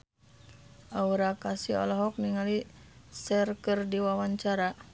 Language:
Sundanese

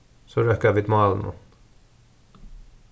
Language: Faroese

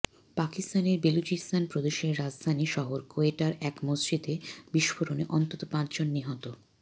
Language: Bangla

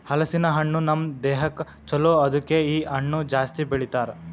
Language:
Kannada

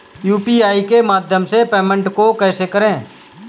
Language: Hindi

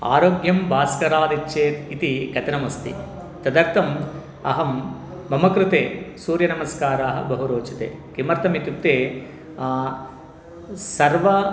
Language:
Sanskrit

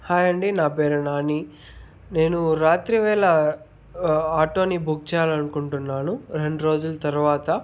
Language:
Telugu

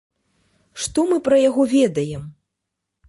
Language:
Belarusian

